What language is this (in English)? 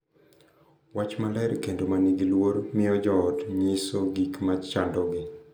Luo (Kenya and Tanzania)